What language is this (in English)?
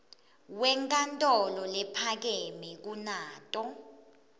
Swati